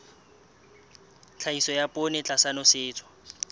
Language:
Southern Sotho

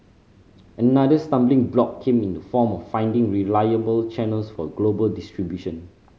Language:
English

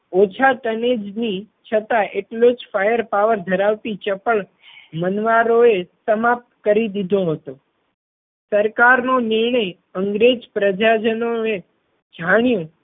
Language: Gujarati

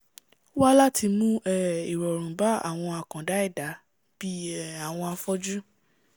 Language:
Yoruba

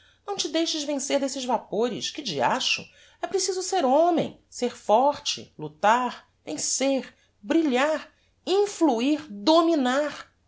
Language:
Portuguese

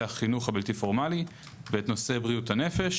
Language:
Hebrew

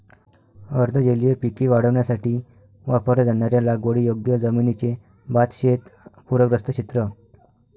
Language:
Marathi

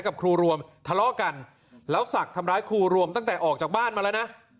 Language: Thai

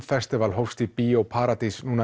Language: Icelandic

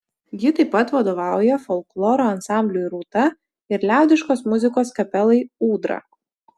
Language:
Lithuanian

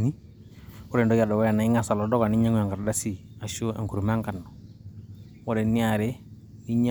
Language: Masai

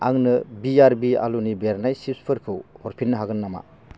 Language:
Bodo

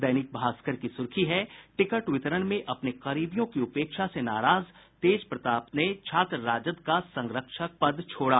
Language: Hindi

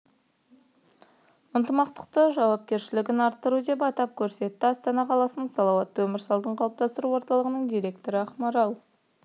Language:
Kazakh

